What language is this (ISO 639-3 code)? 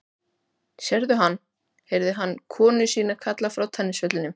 isl